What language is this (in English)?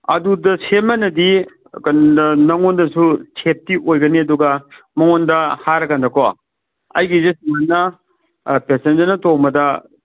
Manipuri